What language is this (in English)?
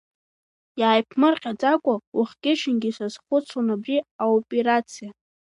Abkhazian